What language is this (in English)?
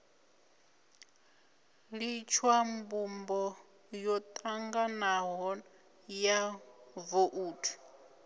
Venda